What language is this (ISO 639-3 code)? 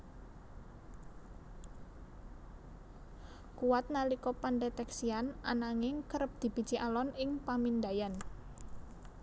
jav